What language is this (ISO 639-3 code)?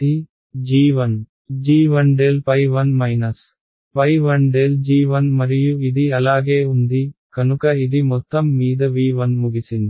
tel